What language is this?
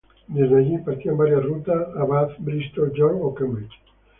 Spanish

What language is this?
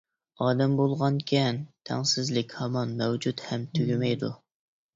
Uyghur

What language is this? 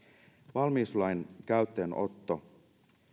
Finnish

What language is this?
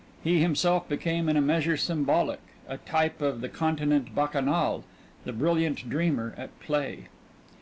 English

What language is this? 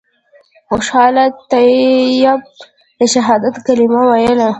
Pashto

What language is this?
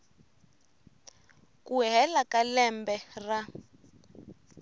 Tsonga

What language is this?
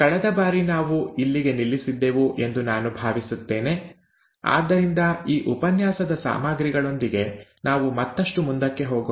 Kannada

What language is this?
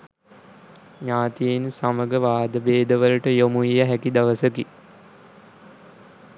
Sinhala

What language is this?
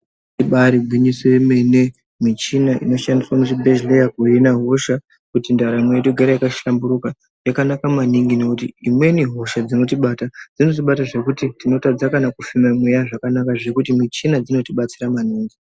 Ndau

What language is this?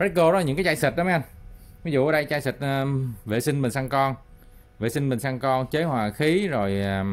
Vietnamese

